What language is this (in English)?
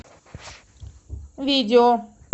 Russian